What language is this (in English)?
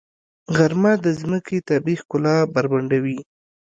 Pashto